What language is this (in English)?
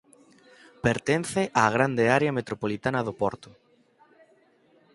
Galician